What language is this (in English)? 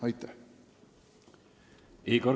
Estonian